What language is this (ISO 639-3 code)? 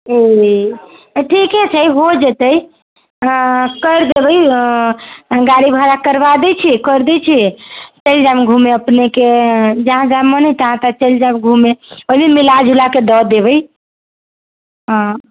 mai